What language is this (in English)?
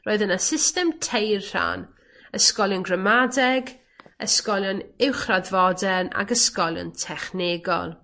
Welsh